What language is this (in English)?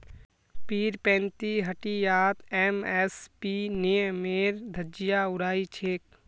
Magahi